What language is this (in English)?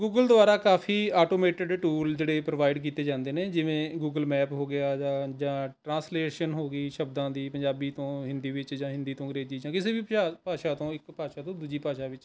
Punjabi